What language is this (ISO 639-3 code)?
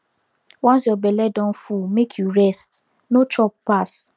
pcm